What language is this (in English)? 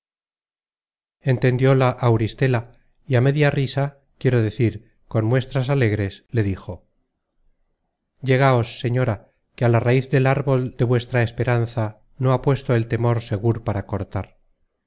Spanish